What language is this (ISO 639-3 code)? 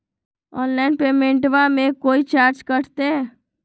mag